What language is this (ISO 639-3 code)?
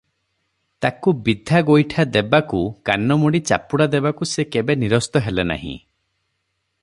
ori